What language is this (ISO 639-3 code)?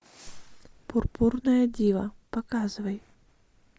rus